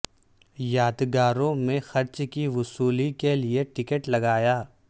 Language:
Urdu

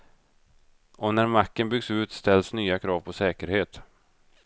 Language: Swedish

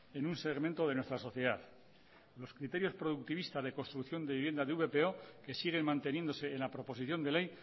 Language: Spanish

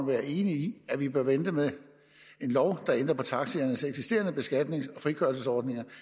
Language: Danish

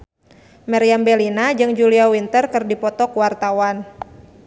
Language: Sundanese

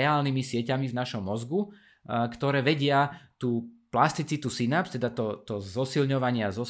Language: Slovak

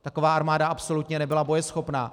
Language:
Czech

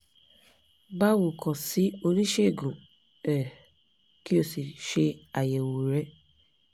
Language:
Yoruba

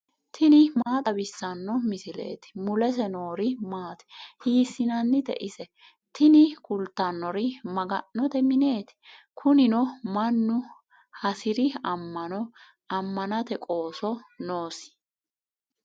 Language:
Sidamo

